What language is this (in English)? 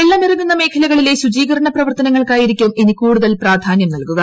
Malayalam